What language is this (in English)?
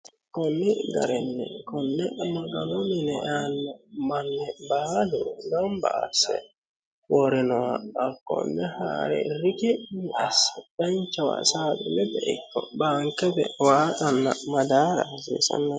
Sidamo